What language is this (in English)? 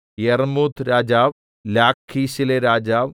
Malayalam